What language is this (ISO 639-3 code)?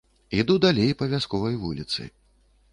bel